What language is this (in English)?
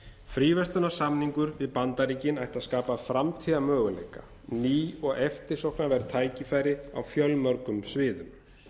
Icelandic